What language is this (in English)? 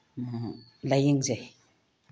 Manipuri